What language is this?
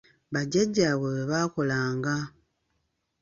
Ganda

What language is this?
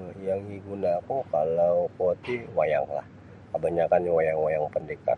Sabah Bisaya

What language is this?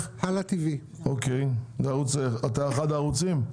Hebrew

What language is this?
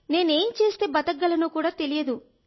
Telugu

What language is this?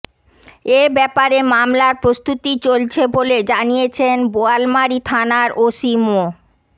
Bangla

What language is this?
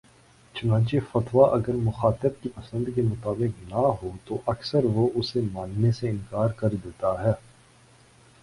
Urdu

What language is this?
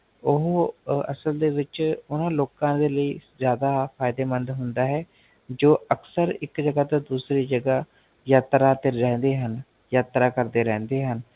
Punjabi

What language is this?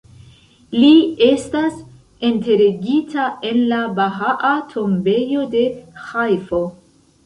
Esperanto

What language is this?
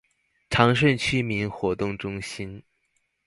Chinese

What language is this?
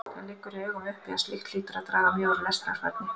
Icelandic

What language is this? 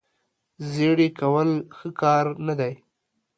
Pashto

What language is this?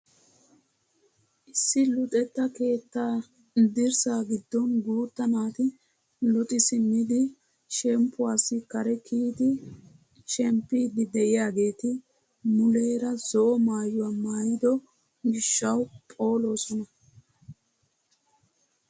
Wolaytta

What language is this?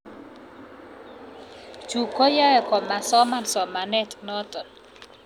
Kalenjin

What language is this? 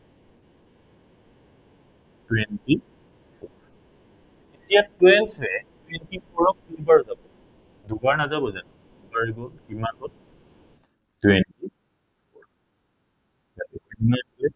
Assamese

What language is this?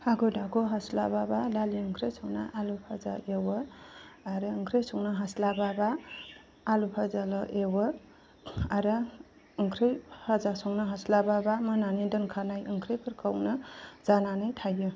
Bodo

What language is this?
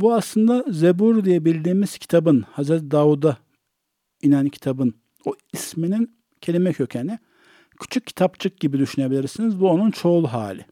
Turkish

